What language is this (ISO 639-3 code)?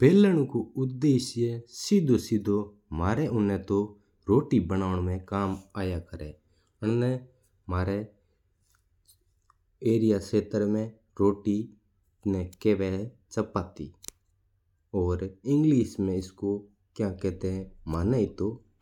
mtr